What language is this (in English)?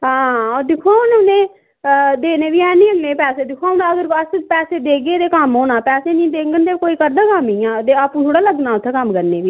Dogri